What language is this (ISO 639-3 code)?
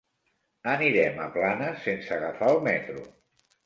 cat